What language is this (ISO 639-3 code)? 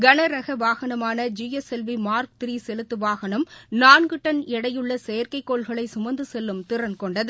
tam